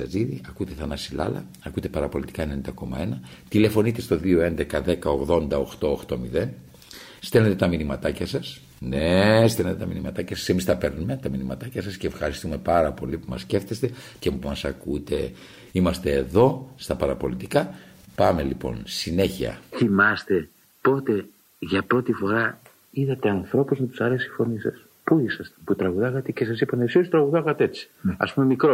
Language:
Greek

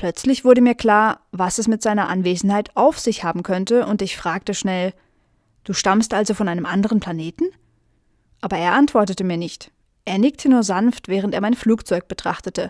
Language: German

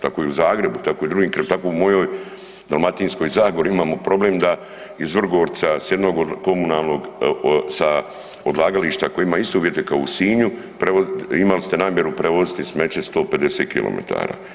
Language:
Croatian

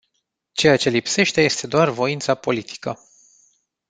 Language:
Romanian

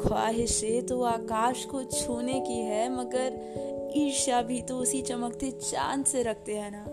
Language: Hindi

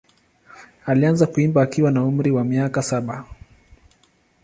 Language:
Swahili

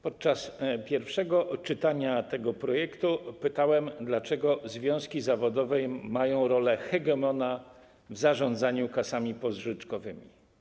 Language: Polish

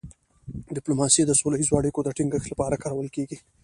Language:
Pashto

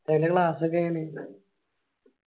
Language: Malayalam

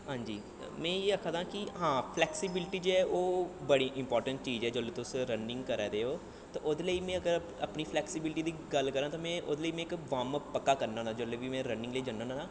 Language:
Dogri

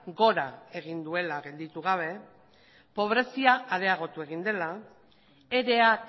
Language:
Basque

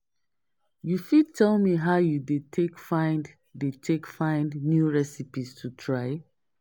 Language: Nigerian Pidgin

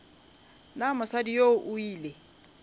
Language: Northern Sotho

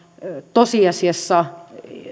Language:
Finnish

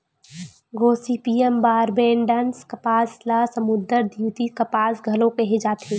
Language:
Chhattisgarhi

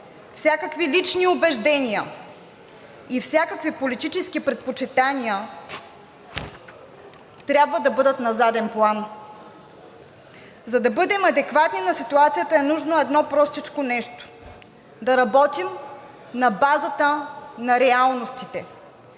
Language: Bulgarian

